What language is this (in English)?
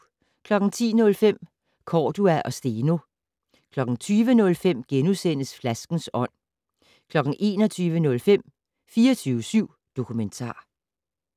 Danish